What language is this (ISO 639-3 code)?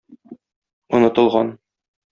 tat